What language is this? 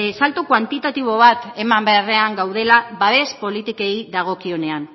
Basque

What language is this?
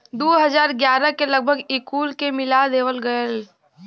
Bhojpuri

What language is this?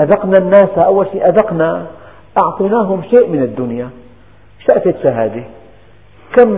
Arabic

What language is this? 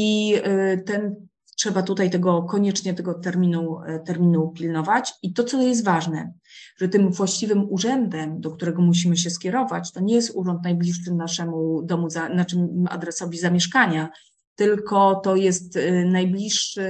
Polish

